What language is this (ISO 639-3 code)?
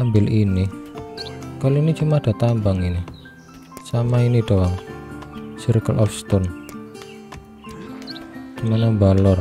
ind